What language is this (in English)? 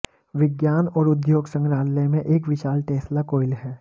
Hindi